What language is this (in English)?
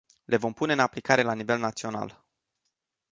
Romanian